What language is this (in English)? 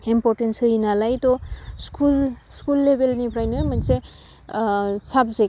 Bodo